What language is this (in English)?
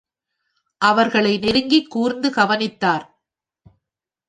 Tamil